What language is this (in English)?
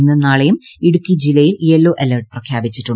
Malayalam